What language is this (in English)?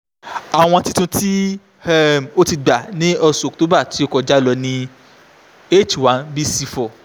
Yoruba